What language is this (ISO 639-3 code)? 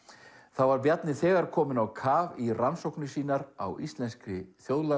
isl